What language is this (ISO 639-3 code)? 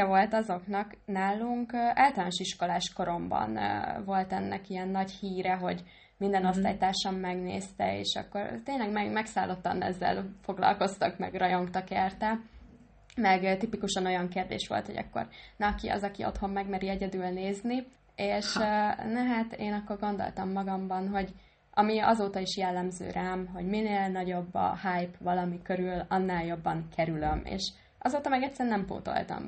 hun